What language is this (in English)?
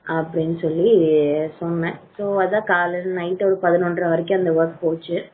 Tamil